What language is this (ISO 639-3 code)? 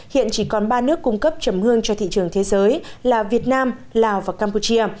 vie